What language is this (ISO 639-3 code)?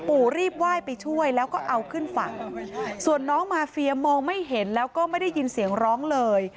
tha